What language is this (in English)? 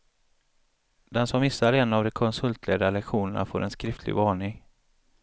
Swedish